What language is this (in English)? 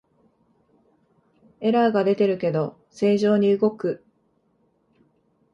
Japanese